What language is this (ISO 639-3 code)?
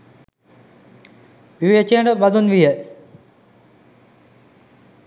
sin